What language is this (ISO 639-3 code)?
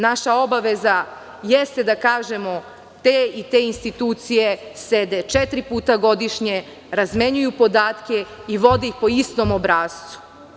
srp